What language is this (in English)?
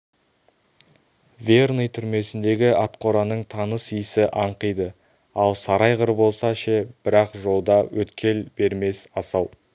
Kazakh